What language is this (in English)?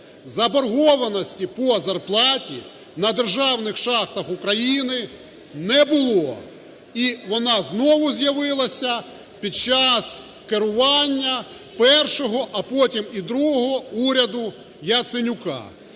Ukrainian